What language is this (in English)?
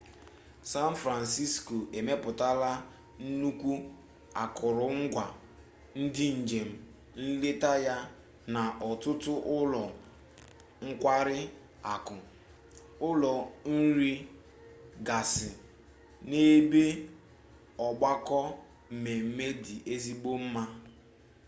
Igbo